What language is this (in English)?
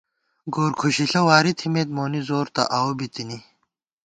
Gawar-Bati